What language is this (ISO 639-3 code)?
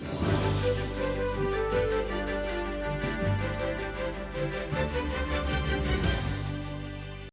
ukr